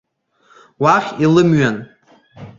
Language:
Abkhazian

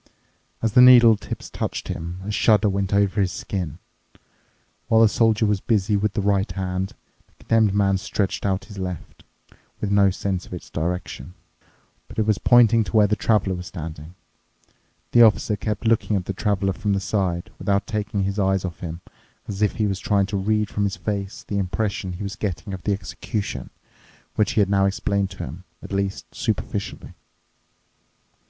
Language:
English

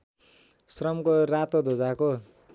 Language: Nepali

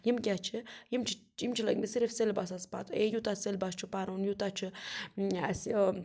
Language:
Kashmiri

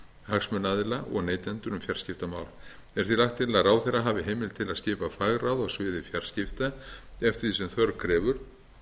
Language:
Icelandic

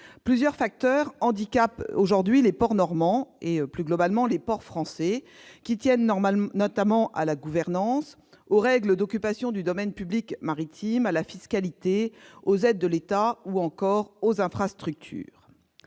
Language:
French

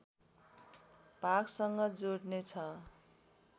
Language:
Nepali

